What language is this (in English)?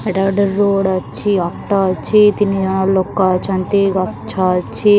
Odia